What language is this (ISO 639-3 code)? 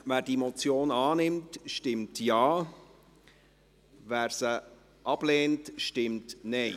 gsw